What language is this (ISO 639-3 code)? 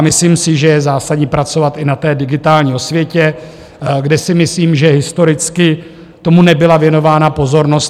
ces